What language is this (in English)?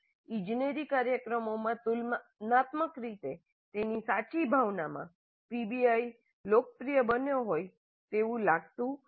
Gujarati